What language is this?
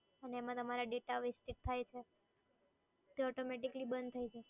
Gujarati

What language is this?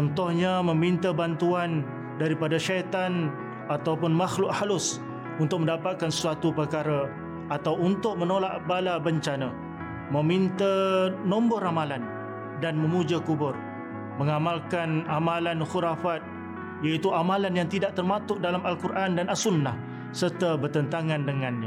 Malay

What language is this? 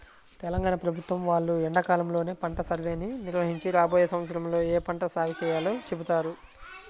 Telugu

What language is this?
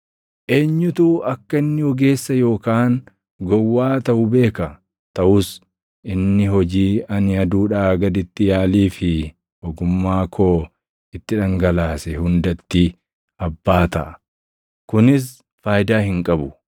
Oromo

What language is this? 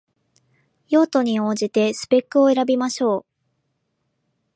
Japanese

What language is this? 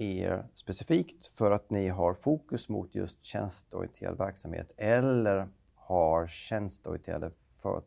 Swedish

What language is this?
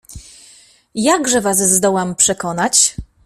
Polish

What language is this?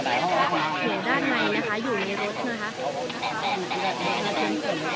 Thai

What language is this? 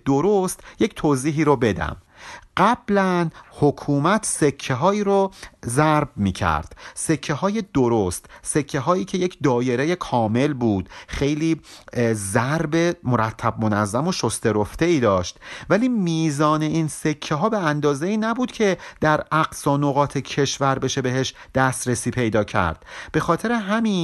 Persian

